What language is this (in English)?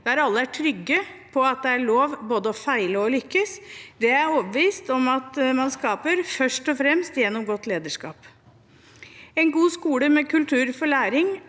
Norwegian